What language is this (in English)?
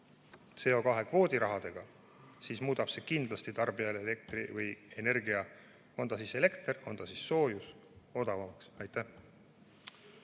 Estonian